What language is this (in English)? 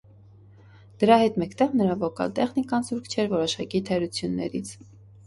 Armenian